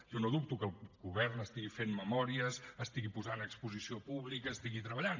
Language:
Catalan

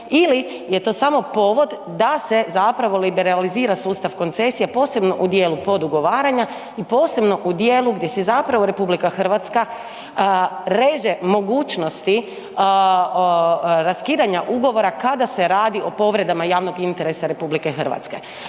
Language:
Croatian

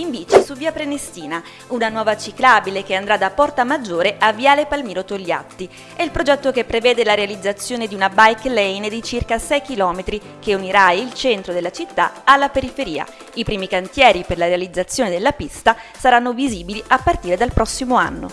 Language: Italian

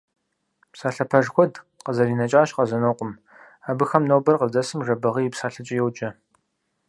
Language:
Kabardian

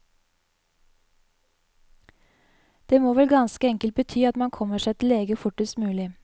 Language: Norwegian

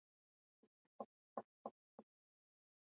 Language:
Swahili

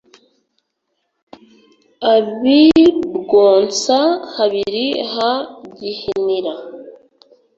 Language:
Kinyarwanda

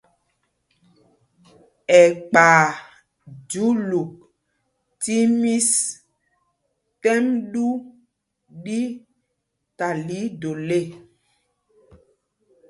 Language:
Mpumpong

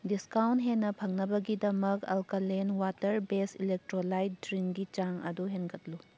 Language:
Manipuri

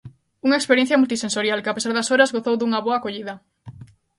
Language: Galician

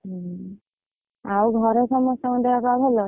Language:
Odia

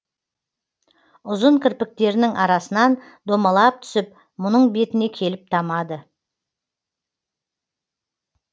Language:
Kazakh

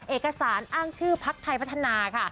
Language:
Thai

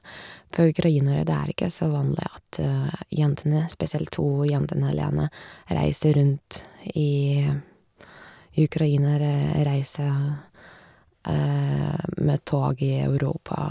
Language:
Norwegian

